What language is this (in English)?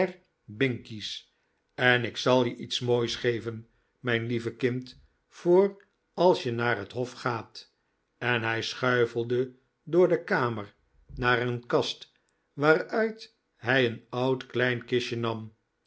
Dutch